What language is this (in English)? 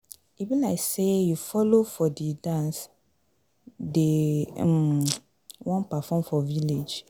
Nigerian Pidgin